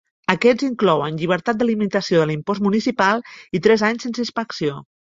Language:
Catalan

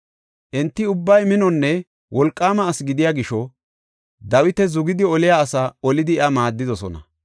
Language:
Gofa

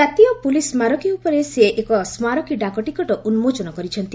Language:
Odia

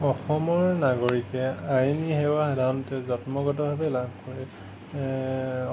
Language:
Assamese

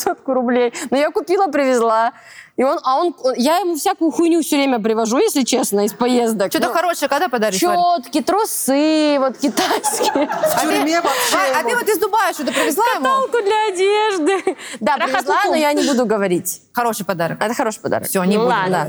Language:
Russian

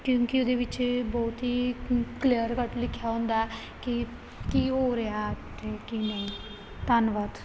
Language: Punjabi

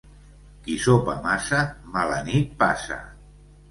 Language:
Catalan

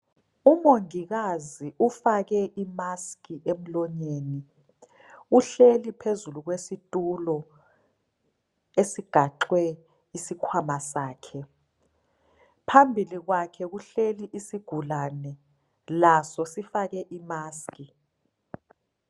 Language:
North Ndebele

